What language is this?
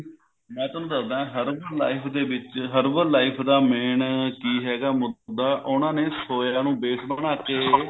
Punjabi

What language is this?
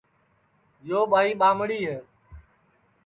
Sansi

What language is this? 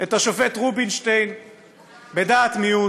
Hebrew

